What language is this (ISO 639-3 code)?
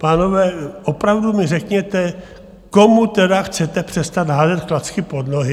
ces